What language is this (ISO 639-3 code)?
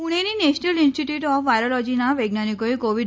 guj